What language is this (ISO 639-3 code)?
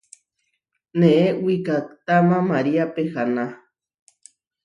var